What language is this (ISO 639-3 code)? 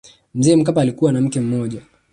swa